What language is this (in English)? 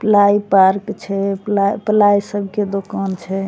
Maithili